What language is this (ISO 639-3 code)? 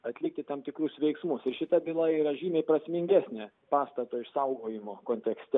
lit